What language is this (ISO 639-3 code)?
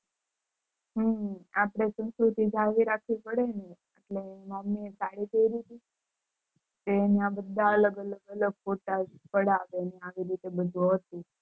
guj